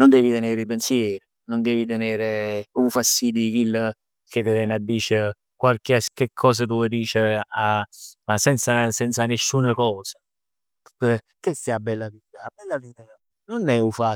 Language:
Neapolitan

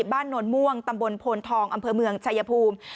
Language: Thai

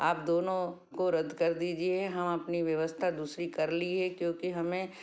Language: Hindi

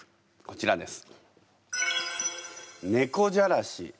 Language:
Japanese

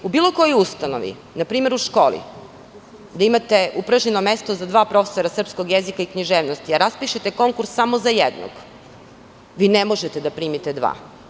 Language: Serbian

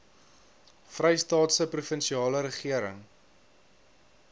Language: Afrikaans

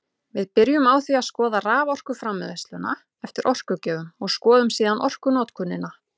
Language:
Icelandic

